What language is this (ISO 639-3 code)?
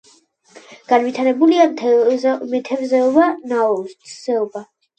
kat